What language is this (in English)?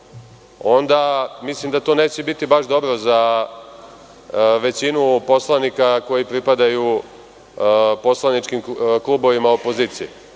Serbian